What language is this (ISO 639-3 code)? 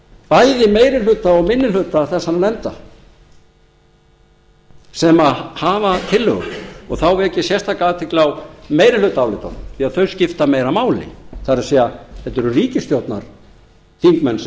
isl